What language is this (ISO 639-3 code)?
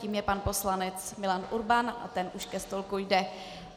ces